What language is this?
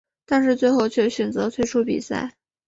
Chinese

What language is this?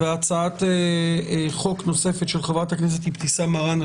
Hebrew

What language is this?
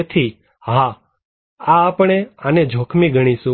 Gujarati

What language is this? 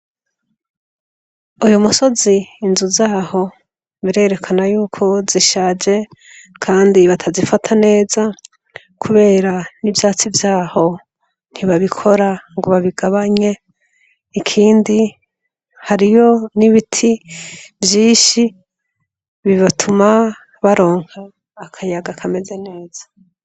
Rundi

